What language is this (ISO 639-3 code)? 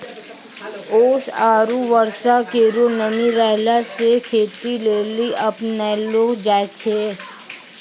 mai